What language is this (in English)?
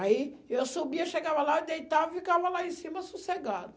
Portuguese